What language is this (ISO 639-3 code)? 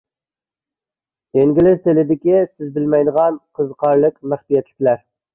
uig